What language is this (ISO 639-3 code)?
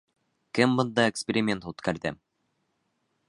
bak